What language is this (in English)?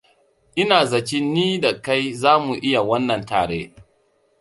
Hausa